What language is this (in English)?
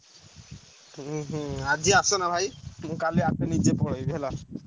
Odia